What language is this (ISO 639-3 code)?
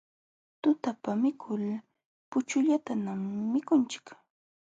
qxw